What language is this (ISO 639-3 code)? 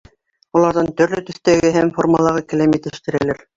bak